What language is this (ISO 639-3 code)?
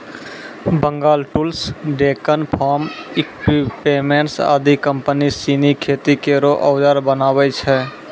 mai